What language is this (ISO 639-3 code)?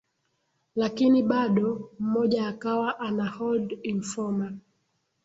swa